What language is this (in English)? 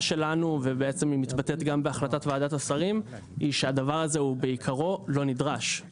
Hebrew